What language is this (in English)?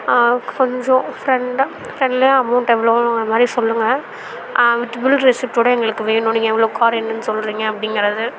Tamil